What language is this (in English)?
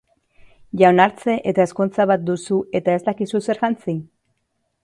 Basque